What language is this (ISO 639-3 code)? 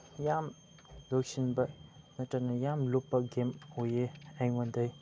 mni